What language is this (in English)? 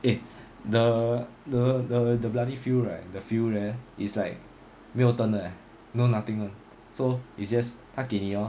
English